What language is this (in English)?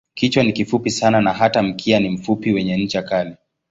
Swahili